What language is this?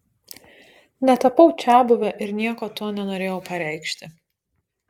Lithuanian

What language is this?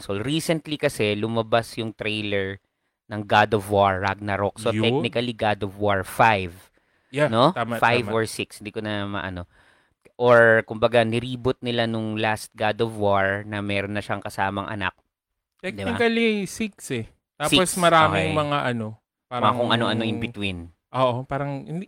Filipino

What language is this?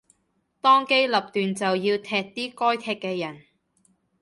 Cantonese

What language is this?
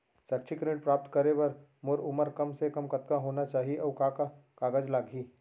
Chhattisgarhi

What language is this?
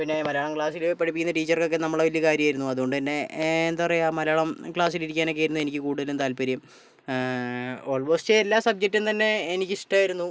Malayalam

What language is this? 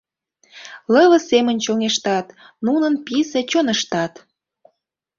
Mari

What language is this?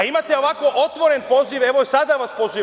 Serbian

